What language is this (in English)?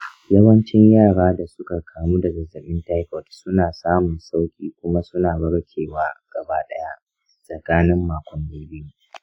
Hausa